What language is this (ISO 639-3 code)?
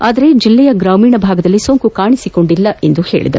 kan